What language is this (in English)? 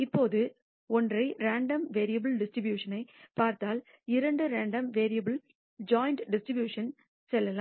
Tamil